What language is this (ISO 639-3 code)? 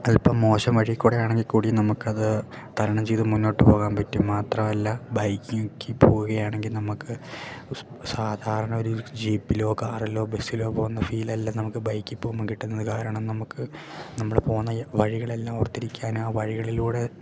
mal